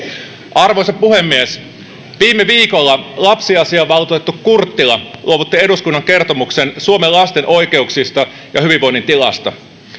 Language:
Finnish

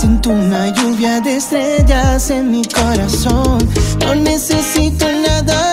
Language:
Spanish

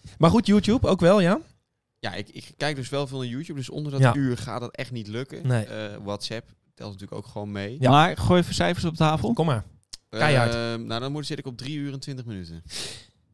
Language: Dutch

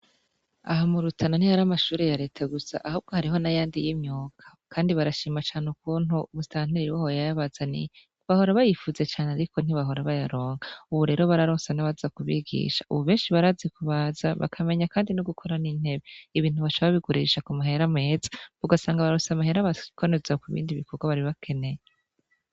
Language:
Rundi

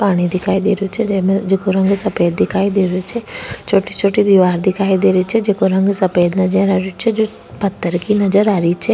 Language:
Rajasthani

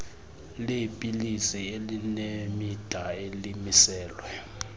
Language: Xhosa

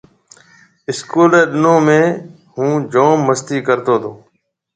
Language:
Marwari (Pakistan)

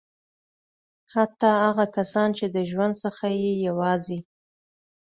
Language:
Pashto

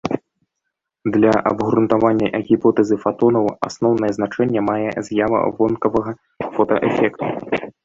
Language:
Belarusian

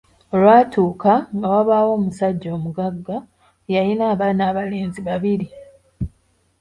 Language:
Ganda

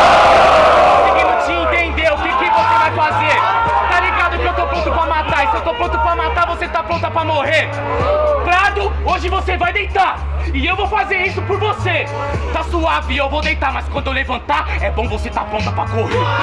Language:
Portuguese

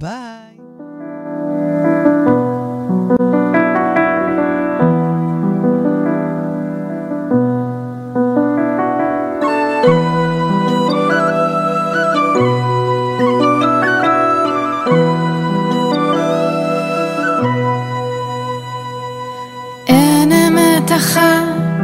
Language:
Hebrew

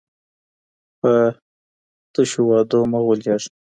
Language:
Pashto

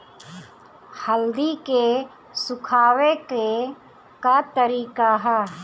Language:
Bhojpuri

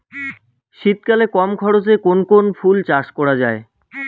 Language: Bangla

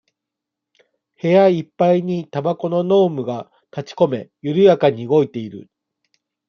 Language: Japanese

